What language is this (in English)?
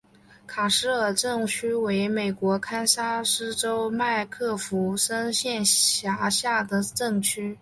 Chinese